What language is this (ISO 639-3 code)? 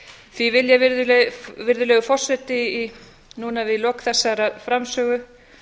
isl